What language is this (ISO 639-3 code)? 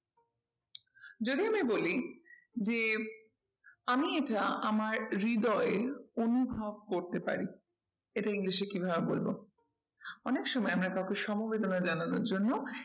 ben